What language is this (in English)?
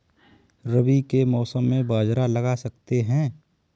Hindi